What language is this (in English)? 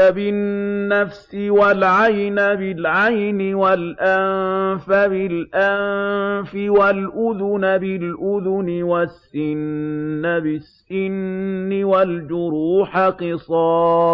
Arabic